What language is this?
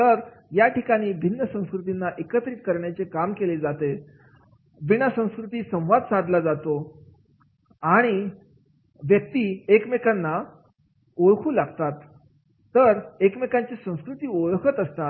Marathi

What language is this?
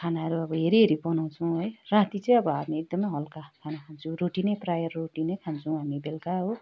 Nepali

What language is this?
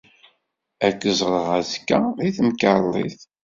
Kabyle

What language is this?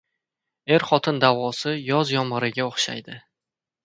Uzbek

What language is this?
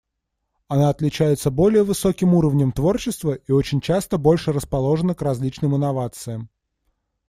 Russian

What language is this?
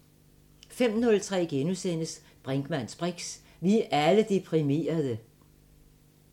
Danish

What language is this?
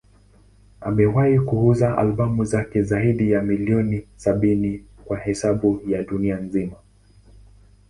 Swahili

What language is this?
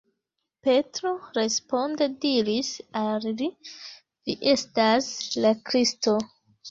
Esperanto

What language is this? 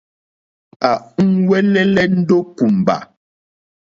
Mokpwe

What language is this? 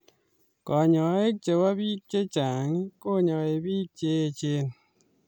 Kalenjin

